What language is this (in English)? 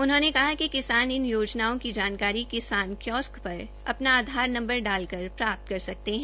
Hindi